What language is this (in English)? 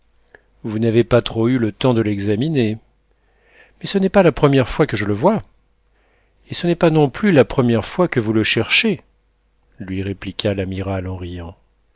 French